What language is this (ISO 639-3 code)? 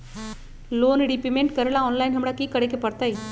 mag